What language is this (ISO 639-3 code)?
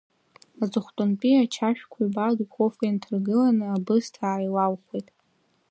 abk